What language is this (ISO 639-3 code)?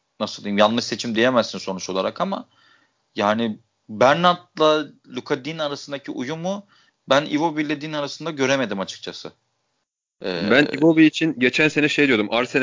tur